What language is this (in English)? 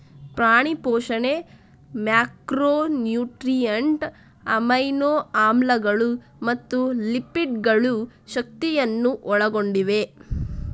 Kannada